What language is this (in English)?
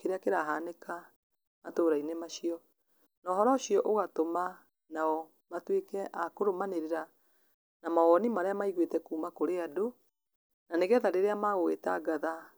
Kikuyu